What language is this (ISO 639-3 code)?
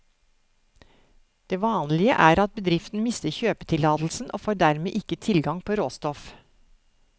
nor